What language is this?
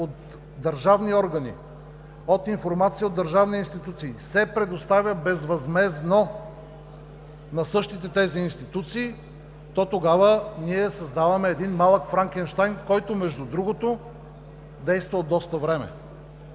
Bulgarian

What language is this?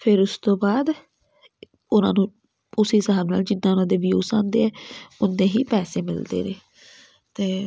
Punjabi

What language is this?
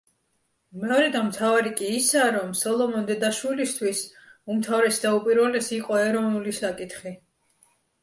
Georgian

